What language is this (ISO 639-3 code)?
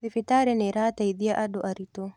kik